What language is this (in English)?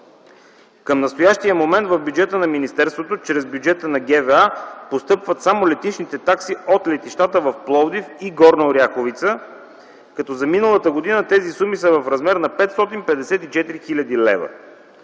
Bulgarian